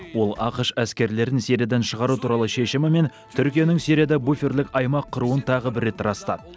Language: Kazakh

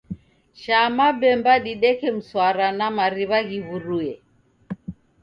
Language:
Taita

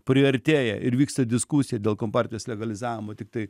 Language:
Lithuanian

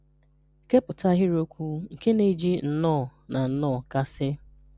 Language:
Igbo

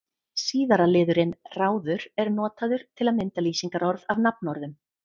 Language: Icelandic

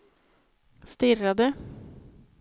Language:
Swedish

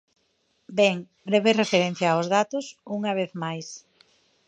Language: Galician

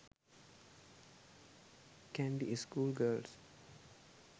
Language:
Sinhala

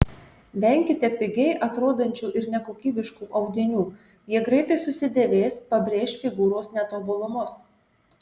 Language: Lithuanian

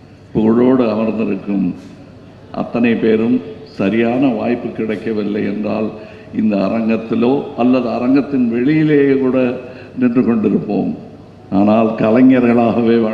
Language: Tamil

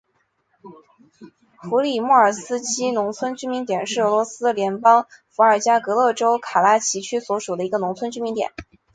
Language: Chinese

